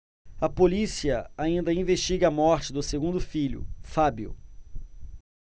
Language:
Portuguese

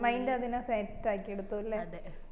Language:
Malayalam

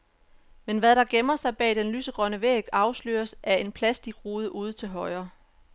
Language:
Danish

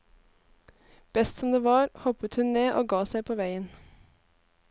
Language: Norwegian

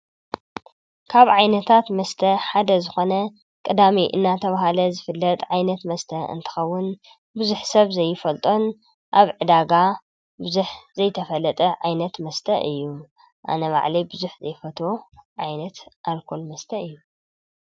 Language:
Tigrinya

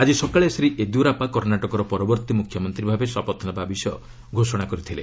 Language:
Odia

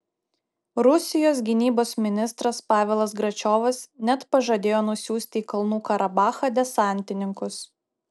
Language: Lithuanian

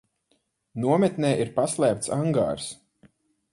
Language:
Latvian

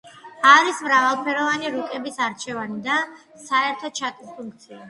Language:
Georgian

